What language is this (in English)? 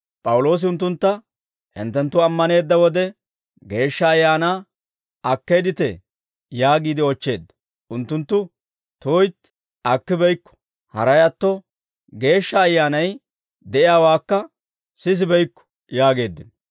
Dawro